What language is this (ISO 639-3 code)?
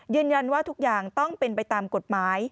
tha